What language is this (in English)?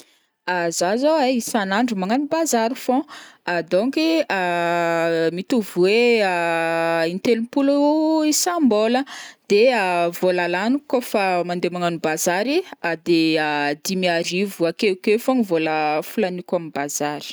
Northern Betsimisaraka Malagasy